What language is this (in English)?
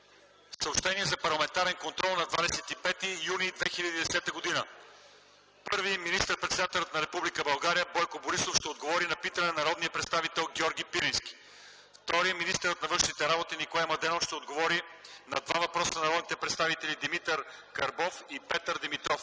Bulgarian